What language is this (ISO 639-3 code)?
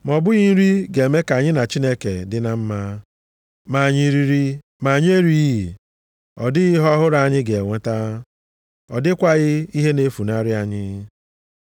ibo